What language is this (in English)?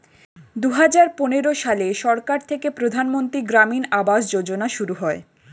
Bangla